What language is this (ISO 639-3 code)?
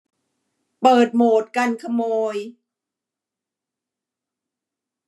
tha